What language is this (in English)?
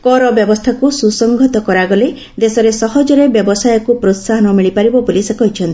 Odia